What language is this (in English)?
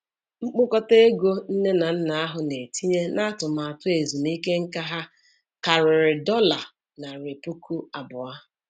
Igbo